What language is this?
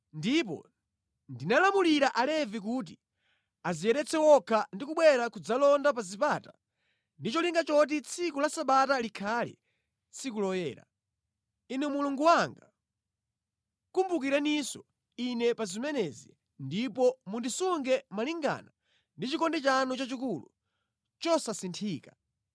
Nyanja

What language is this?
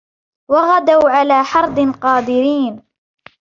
Arabic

